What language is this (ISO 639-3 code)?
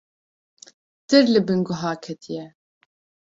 kur